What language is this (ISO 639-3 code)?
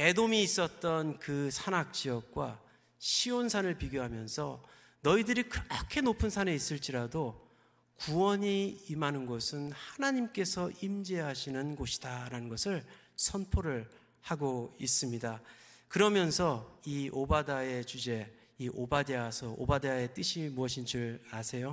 kor